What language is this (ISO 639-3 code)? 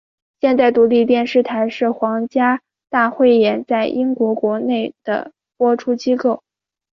zho